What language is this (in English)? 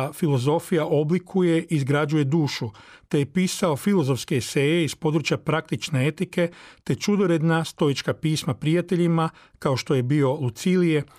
Croatian